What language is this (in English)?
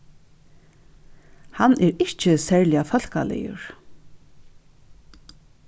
Faroese